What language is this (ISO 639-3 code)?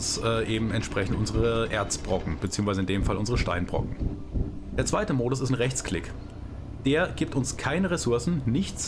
deu